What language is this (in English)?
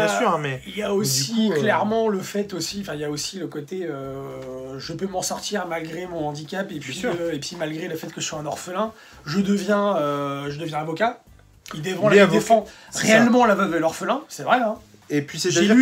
French